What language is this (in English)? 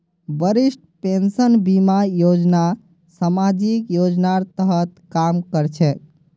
Magahi